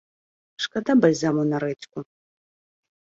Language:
Belarusian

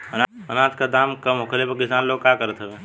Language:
Bhojpuri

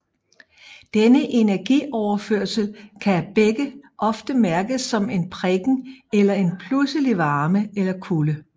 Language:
Danish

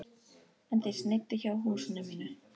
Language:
Icelandic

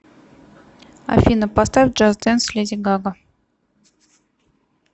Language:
Russian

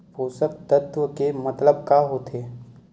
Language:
Chhattisgarhi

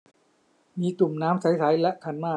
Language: Thai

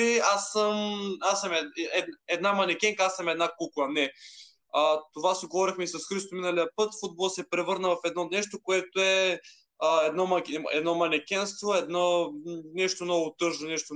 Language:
Bulgarian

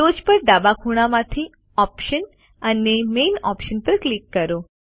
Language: Gujarati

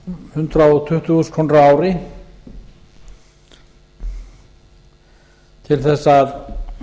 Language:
Icelandic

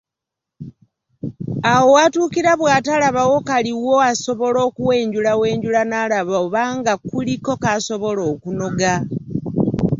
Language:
Ganda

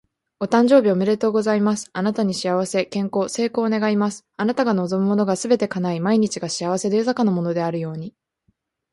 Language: Japanese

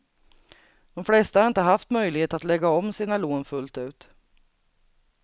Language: Swedish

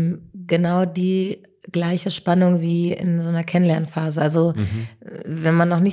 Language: German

